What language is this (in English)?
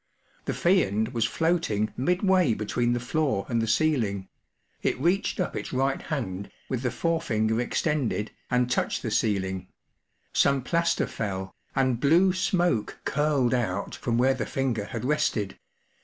English